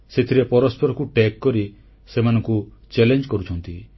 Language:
Odia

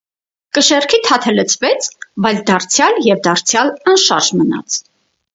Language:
Armenian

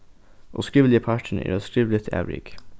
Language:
Faroese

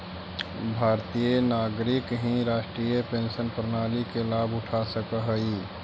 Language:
Magahi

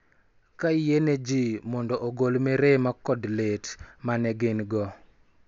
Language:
Luo (Kenya and Tanzania)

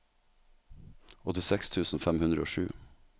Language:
Norwegian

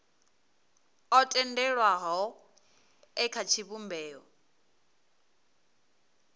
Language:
Venda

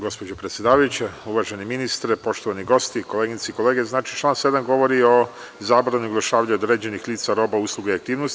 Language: Serbian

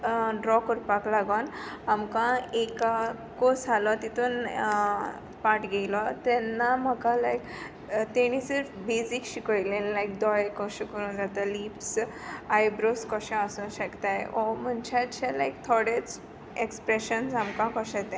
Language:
Konkani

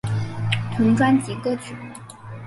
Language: Chinese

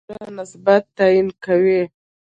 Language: Pashto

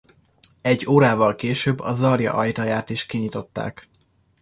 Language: Hungarian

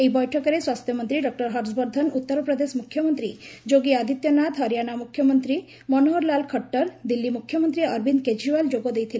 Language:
Odia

